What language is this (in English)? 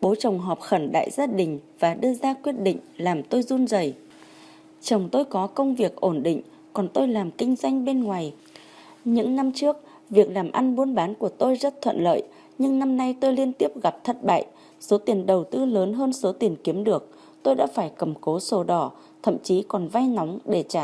Vietnamese